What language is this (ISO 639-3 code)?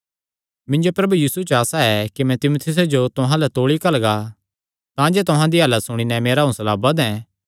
xnr